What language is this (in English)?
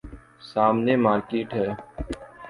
Urdu